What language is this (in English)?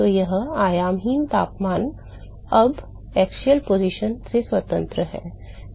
Hindi